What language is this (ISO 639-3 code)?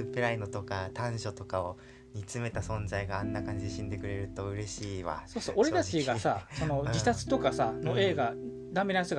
jpn